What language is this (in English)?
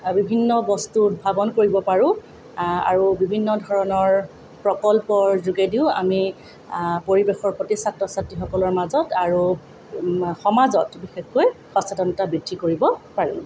Assamese